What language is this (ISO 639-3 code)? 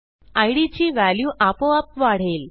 mar